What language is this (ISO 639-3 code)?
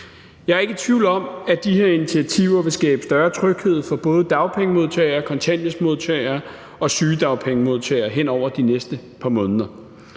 dan